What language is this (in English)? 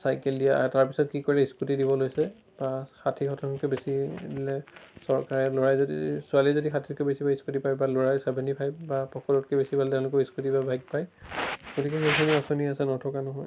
Assamese